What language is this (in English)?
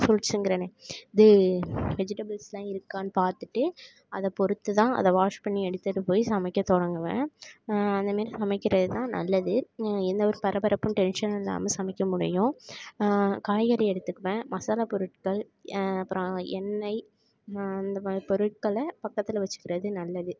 Tamil